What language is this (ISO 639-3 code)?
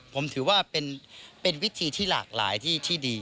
tha